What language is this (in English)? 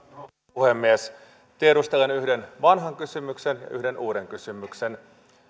Finnish